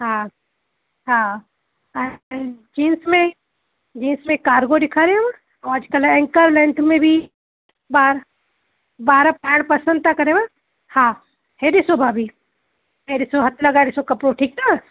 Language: Sindhi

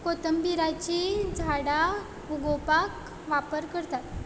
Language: Konkani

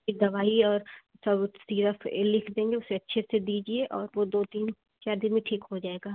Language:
Hindi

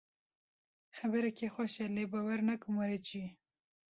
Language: Kurdish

